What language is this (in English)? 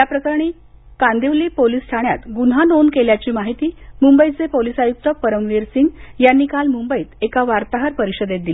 Marathi